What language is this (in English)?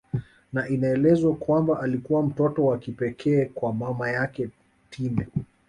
Swahili